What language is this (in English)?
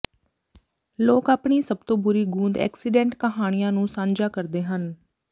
Punjabi